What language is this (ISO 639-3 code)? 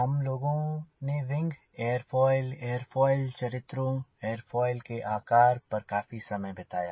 hin